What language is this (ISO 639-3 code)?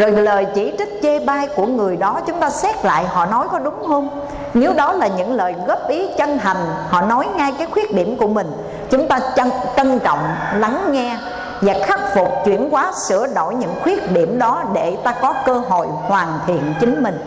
vie